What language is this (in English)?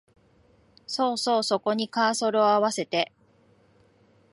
Japanese